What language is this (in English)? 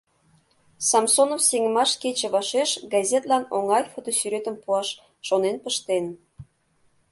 Mari